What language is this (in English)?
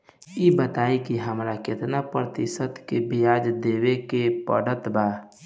Bhojpuri